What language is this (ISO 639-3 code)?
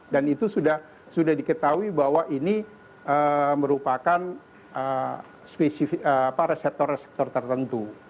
ind